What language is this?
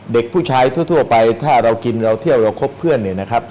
Thai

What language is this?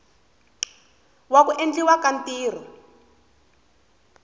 Tsonga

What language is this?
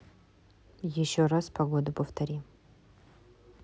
Russian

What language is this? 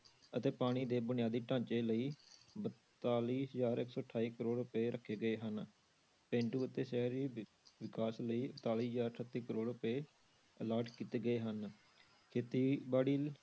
Punjabi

